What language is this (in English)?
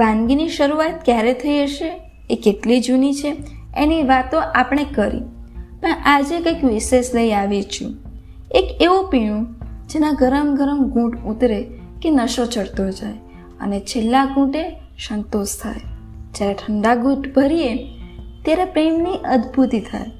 Gujarati